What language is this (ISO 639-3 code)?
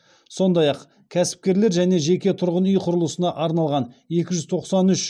kaz